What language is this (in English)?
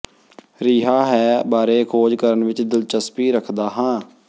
Punjabi